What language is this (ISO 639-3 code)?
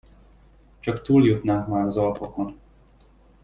hun